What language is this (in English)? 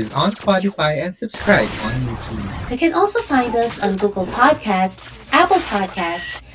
Filipino